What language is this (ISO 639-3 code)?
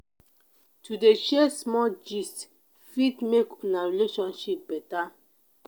pcm